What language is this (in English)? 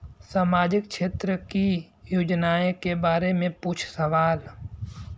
Bhojpuri